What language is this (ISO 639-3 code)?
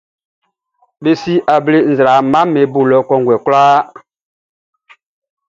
bci